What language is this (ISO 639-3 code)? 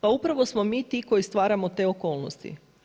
hrv